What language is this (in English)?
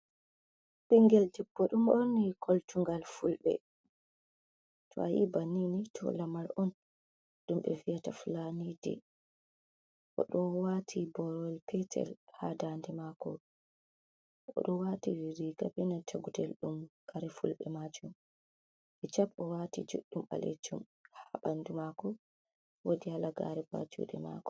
Fula